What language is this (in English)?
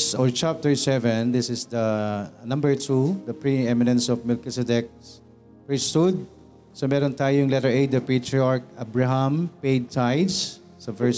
Filipino